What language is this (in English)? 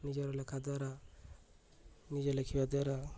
Odia